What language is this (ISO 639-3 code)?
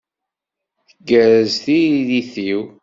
kab